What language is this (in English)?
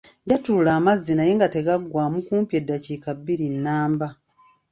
Ganda